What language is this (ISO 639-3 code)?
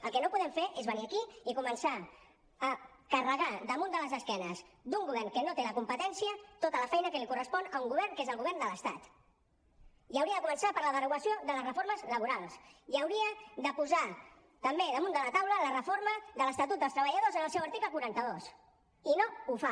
cat